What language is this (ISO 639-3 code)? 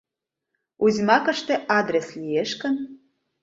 chm